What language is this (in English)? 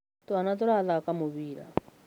Kikuyu